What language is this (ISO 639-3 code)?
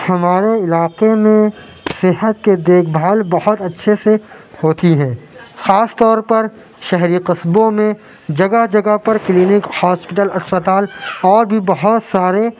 urd